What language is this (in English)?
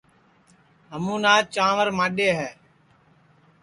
Sansi